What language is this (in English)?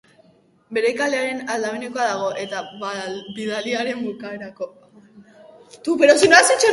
Basque